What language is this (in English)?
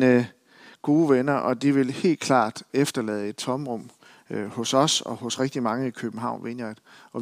Danish